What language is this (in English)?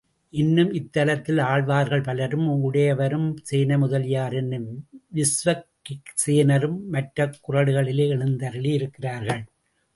Tamil